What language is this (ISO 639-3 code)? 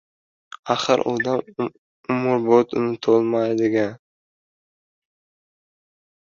uzb